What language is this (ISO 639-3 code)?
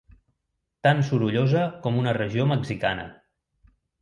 cat